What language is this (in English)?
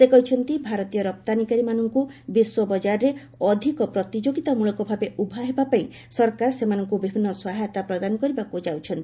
Odia